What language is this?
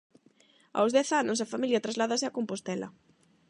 Galician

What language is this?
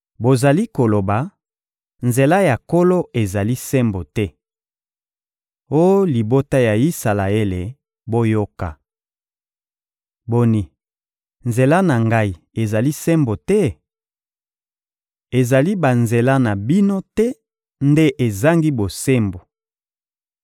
Lingala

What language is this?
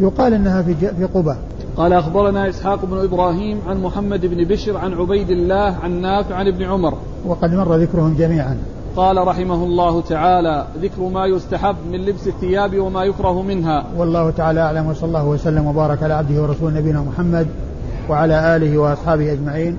Arabic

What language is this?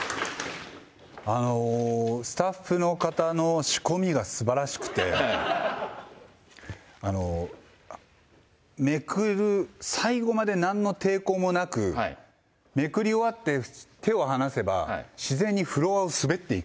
Japanese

